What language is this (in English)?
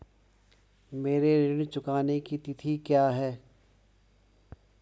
Hindi